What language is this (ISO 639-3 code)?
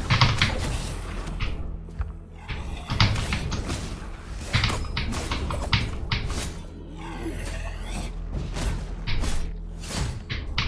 por